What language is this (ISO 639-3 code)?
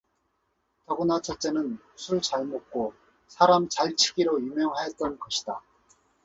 kor